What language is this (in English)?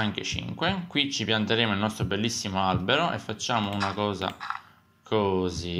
Italian